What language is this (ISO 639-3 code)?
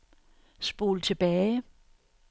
dan